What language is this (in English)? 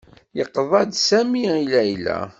Kabyle